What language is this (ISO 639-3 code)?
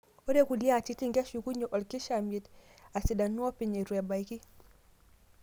mas